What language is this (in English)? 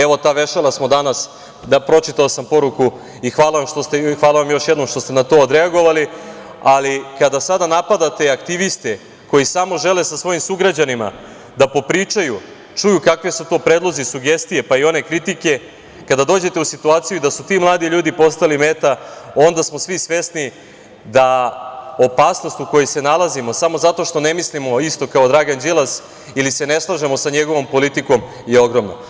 Serbian